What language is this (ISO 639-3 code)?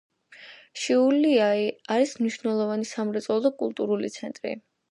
kat